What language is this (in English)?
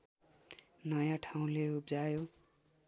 Nepali